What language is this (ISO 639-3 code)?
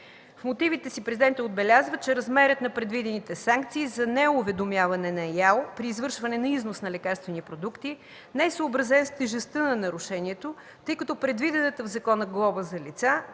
bul